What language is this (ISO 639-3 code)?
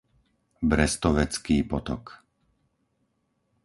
slk